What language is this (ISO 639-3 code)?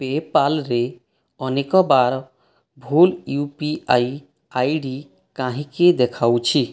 ori